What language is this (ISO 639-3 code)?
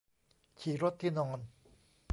tha